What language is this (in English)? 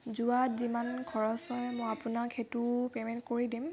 Assamese